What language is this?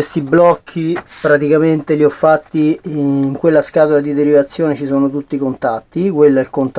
Italian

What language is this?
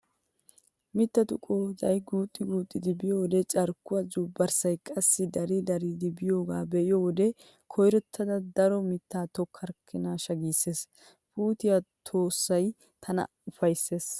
Wolaytta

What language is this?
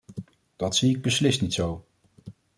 Dutch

